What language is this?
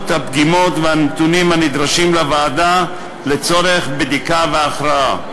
Hebrew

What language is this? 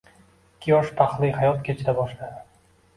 Uzbek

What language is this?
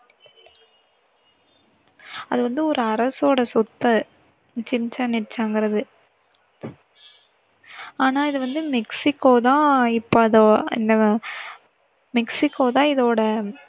Tamil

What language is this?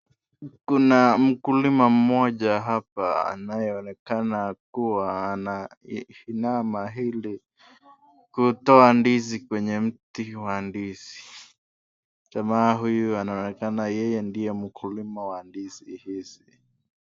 Swahili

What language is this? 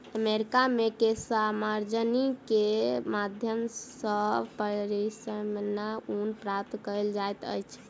Maithili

